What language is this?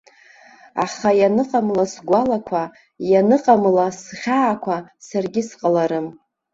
Abkhazian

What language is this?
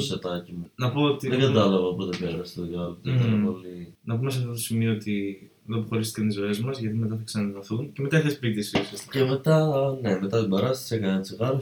Greek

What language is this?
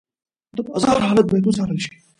Pashto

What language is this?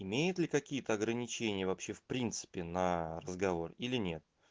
Russian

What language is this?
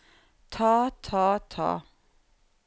Norwegian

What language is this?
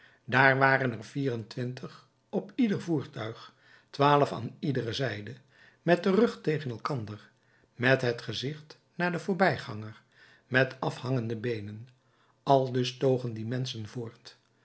Dutch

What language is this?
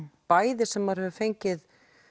Icelandic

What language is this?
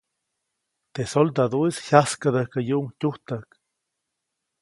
Copainalá Zoque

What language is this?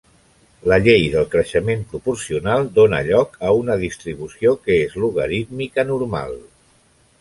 Catalan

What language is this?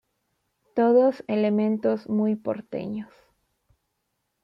Spanish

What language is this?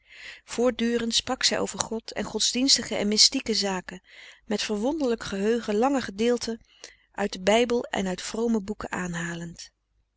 Dutch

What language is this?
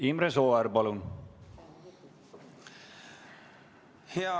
Estonian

